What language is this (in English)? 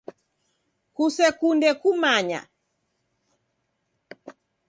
Taita